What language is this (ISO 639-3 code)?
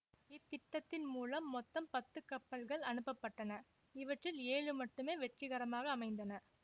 tam